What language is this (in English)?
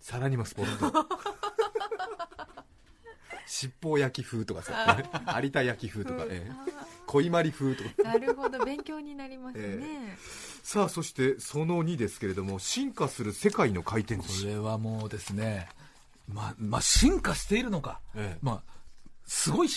Japanese